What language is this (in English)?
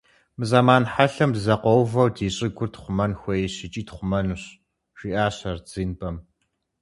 Kabardian